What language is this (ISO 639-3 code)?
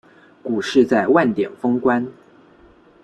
zho